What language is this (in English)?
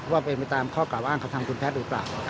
Thai